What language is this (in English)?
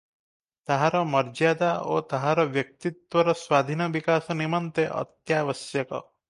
Odia